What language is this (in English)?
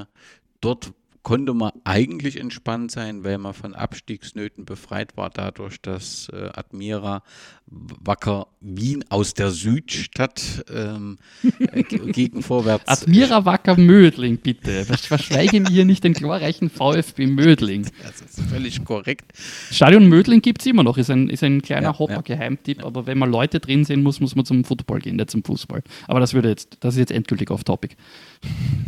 German